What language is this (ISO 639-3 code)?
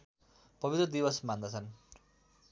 nep